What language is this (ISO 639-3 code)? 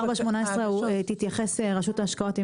heb